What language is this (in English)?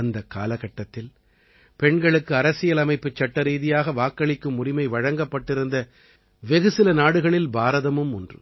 Tamil